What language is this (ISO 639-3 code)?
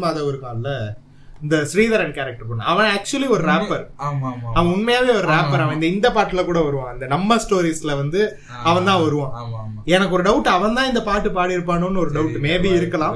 tam